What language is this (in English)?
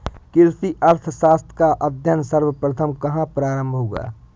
Hindi